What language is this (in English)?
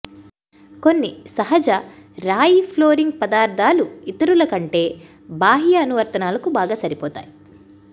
Telugu